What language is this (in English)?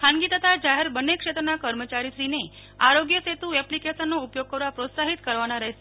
Gujarati